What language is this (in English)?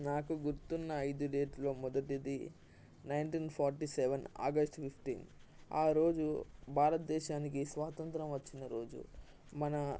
Telugu